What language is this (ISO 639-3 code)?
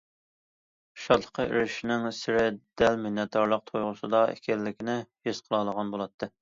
uig